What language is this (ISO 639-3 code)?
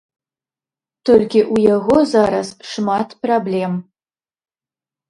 bel